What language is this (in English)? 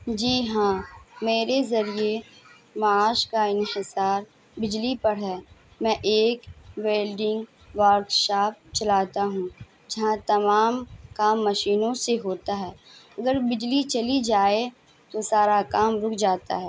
Urdu